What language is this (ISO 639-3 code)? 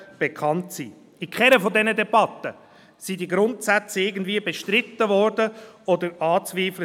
gsw